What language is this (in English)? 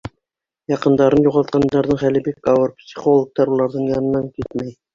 Bashkir